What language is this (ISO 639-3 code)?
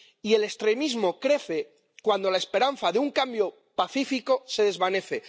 spa